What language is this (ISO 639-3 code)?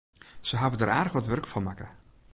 fry